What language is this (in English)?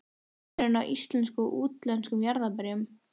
Icelandic